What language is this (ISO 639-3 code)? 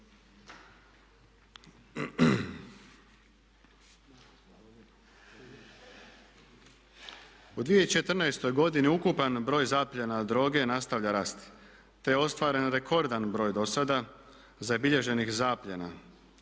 hrv